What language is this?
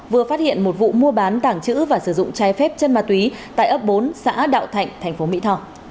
Vietnamese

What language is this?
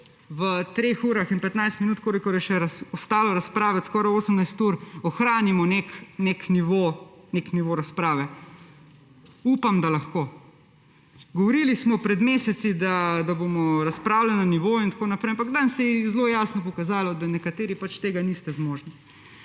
Slovenian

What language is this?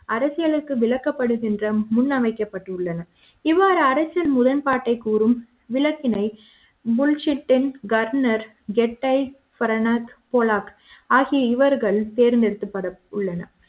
Tamil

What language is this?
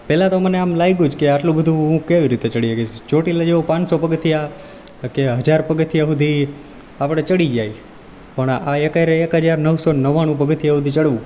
Gujarati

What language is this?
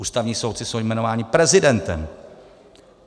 Czech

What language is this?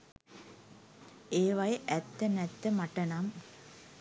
Sinhala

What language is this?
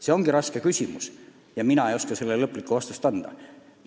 Estonian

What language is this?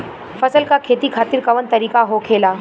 Bhojpuri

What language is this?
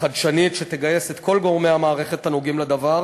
Hebrew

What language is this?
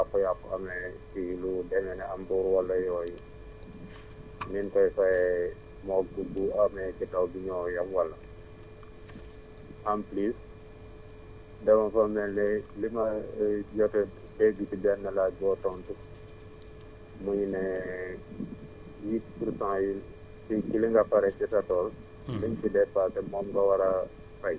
Wolof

